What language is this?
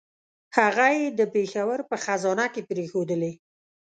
Pashto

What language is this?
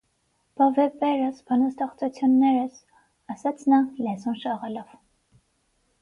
Armenian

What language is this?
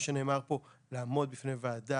Hebrew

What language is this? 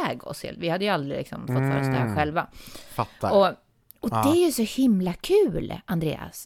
Swedish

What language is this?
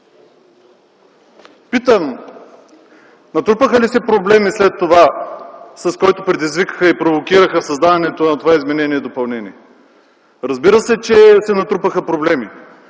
Bulgarian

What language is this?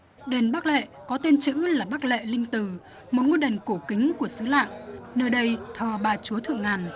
Vietnamese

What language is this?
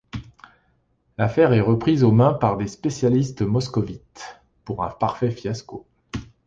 French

